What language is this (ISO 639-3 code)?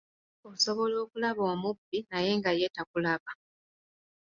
lug